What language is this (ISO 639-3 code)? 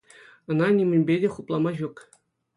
chv